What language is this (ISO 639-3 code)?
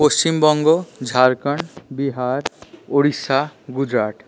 ben